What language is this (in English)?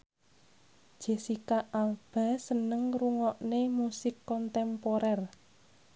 Javanese